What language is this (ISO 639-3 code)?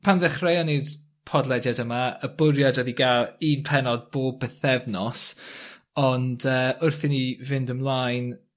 cym